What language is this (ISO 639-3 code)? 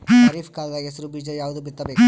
kan